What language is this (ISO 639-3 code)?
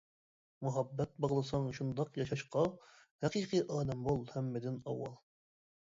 uig